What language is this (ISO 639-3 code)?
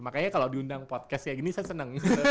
ind